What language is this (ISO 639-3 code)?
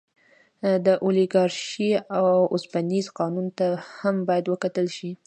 pus